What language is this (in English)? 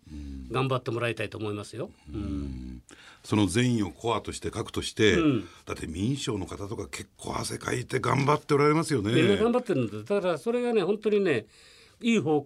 Japanese